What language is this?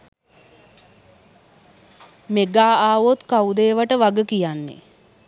Sinhala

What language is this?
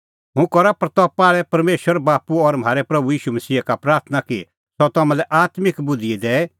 Kullu Pahari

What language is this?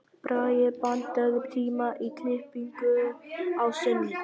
Icelandic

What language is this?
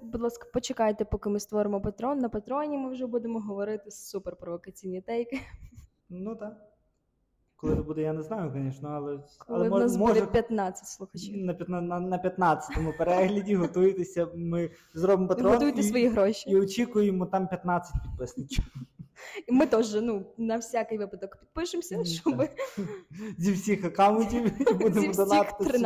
Ukrainian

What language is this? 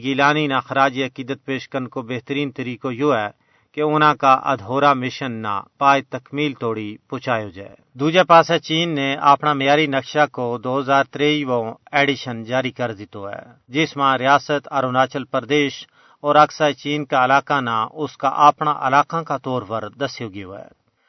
Urdu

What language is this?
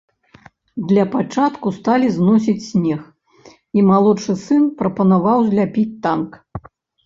Belarusian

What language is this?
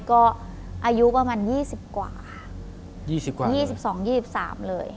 Thai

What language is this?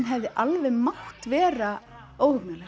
Icelandic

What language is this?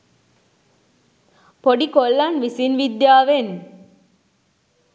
Sinhala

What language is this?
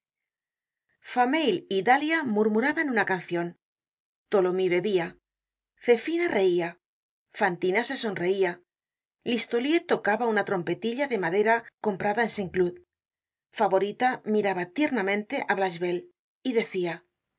Spanish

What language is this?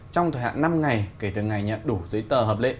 Vietnamese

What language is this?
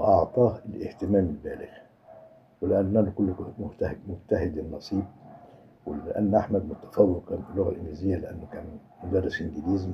Arabic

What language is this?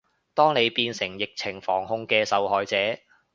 Cantonese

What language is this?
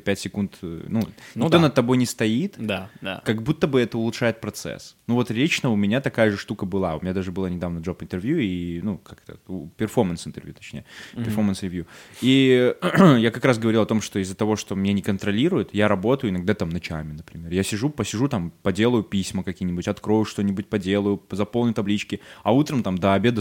Russian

